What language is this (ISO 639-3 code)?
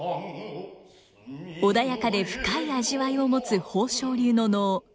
jpn